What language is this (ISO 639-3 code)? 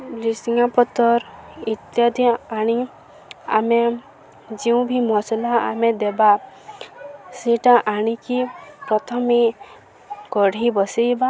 ori